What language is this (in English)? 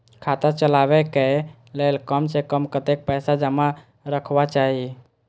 Maithili